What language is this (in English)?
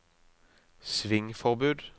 Norwegian